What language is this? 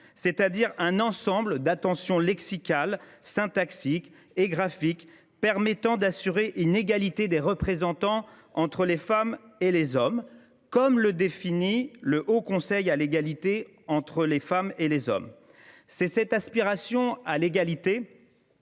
French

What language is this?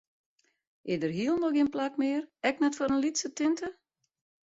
Western Frisian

